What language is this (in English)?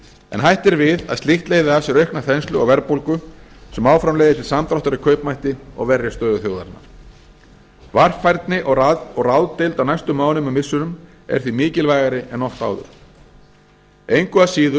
Icelandic